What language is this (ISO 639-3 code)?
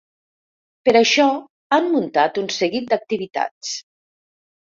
cat